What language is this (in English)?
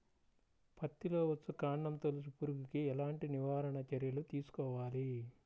Telugu